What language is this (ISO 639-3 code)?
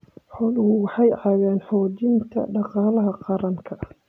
som